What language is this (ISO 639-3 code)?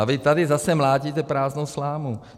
ces